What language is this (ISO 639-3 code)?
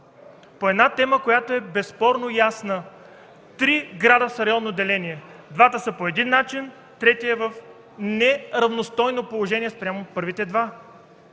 bul